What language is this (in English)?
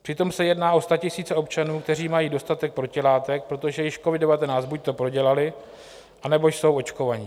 Czech